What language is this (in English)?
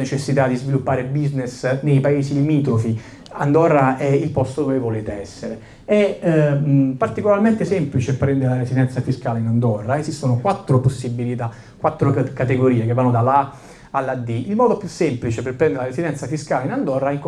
Italian